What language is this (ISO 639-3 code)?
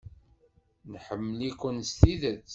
kab